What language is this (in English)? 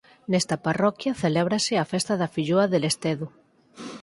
Galician